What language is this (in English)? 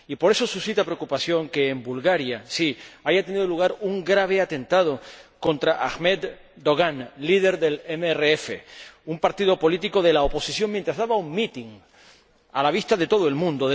Spanish